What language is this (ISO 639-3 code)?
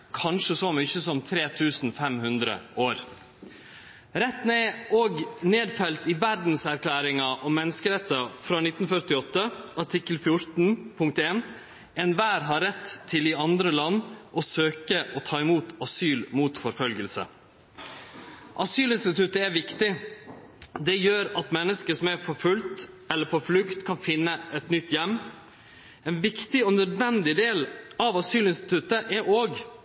nno